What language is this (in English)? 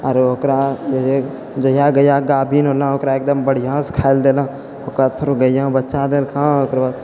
Maithili